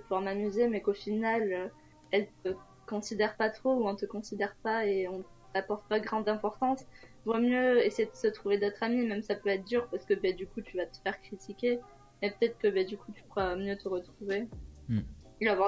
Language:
French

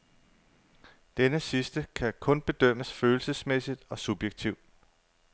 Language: Danish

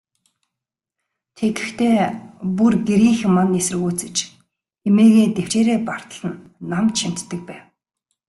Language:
Mongolian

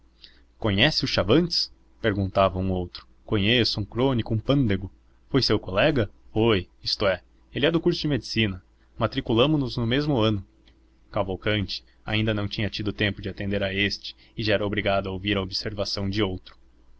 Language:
Portuguese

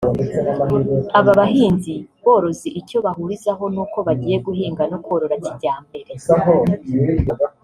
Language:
Kinyarwanda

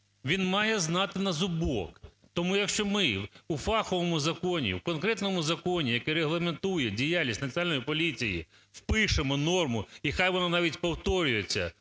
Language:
Ukrainian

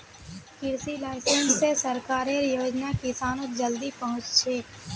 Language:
Magahi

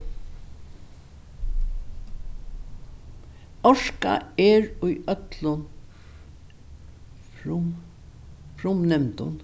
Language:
Faroese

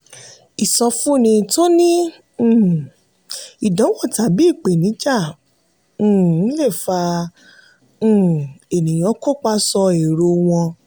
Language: Yoruba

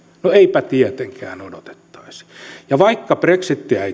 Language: Finnish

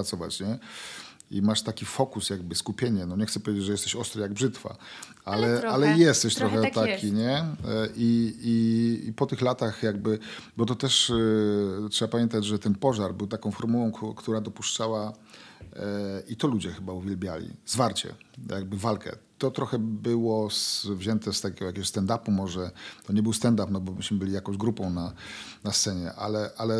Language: Polish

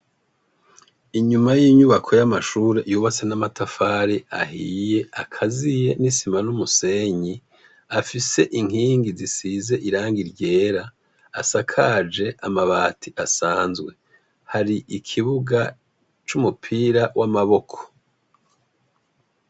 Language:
Rundi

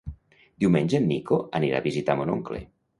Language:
Catalan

